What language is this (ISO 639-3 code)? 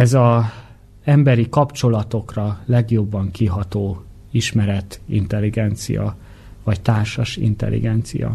hun